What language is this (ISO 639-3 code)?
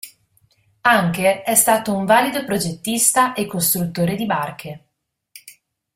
ita